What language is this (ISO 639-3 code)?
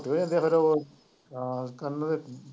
pan